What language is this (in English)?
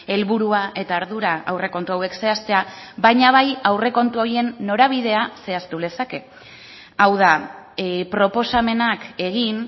Basque